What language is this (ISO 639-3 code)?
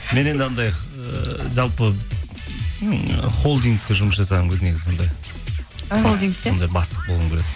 kaz